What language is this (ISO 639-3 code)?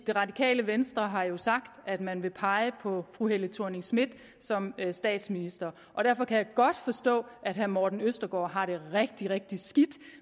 dan